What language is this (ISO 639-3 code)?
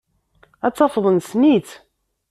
kab